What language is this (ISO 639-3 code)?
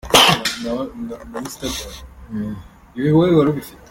kin